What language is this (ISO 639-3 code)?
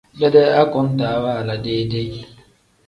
kdh